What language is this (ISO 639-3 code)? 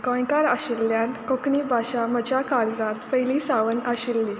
kok